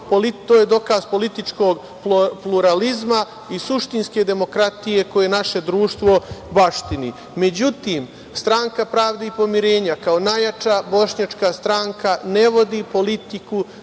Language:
Serbian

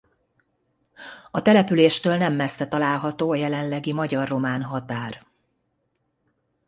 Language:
Hungarian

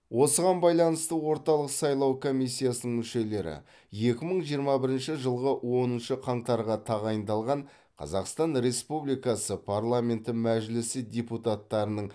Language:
Kazakh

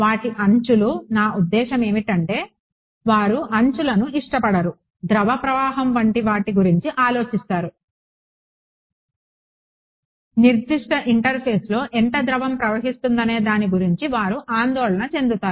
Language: Telugu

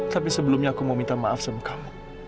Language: Indonesian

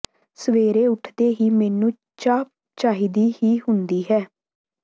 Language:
Punjabi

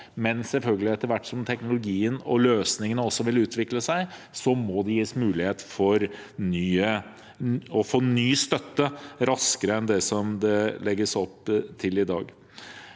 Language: Norwegian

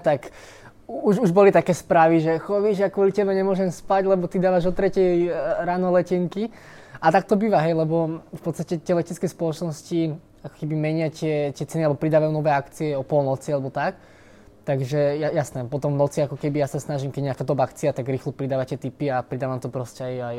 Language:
Slovak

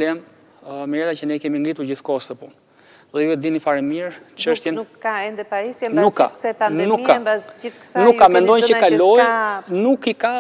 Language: Romanian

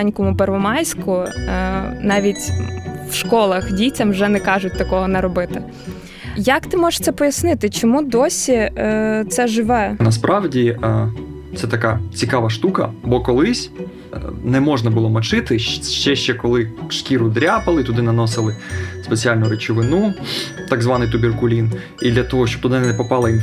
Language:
Ukrainian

